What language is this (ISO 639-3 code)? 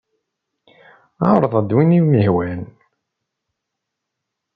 kab